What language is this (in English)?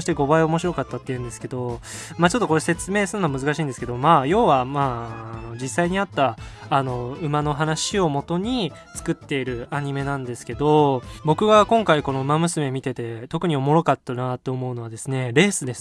Japanese